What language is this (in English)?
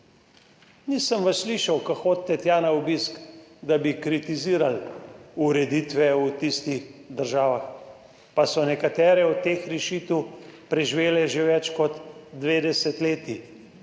Slovenian